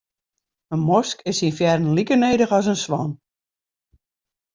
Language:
Western Frisian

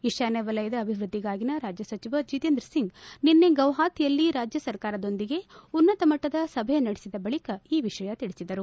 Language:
Kannada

